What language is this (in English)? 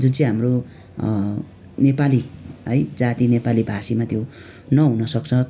Nepali